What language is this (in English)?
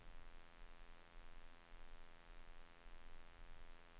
Swedish